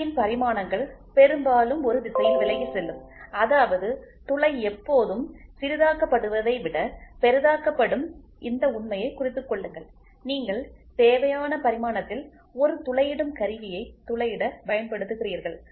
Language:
Tamil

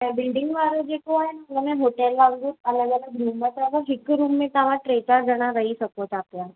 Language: Sindhi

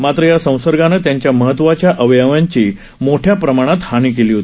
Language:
Marathi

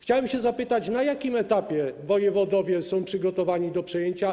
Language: Polish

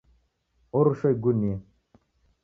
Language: Taita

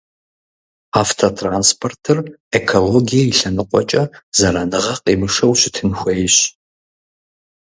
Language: Kabardian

